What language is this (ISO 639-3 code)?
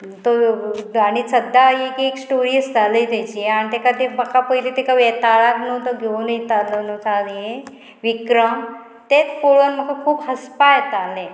kok